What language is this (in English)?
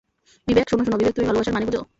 Bangla